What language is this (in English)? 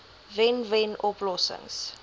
Afrikaans